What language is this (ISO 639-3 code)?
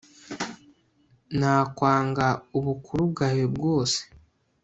kin